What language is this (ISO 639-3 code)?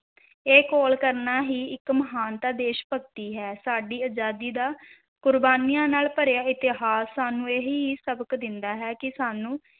pan